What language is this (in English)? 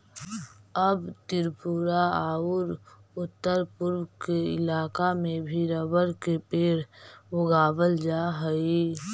Magahi